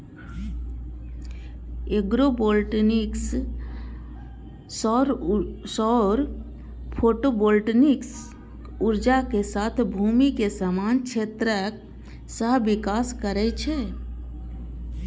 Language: Maithili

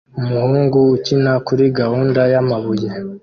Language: Kinyarwanda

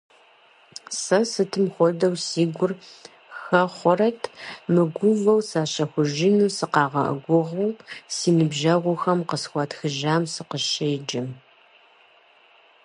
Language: Kabardian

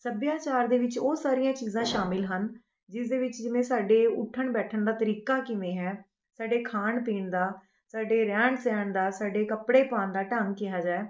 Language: Punjabi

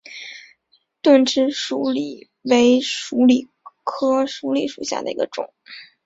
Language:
Chinese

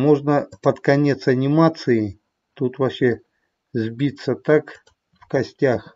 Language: Russian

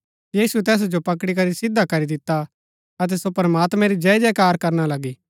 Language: Gaddi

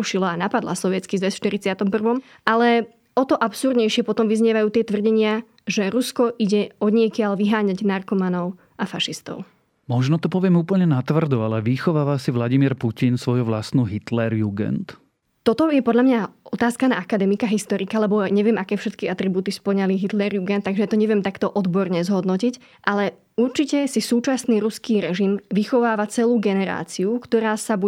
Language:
Slovak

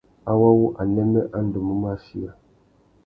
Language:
Tuki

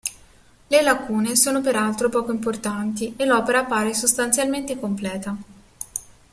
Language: Italian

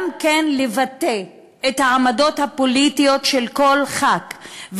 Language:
Hebrew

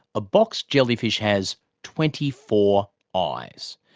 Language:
English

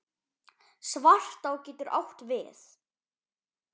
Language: Icelandic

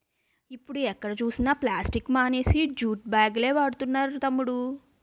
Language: Telugu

